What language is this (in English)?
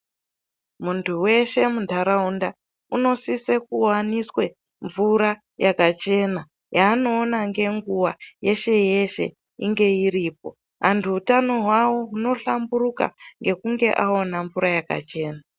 Ndau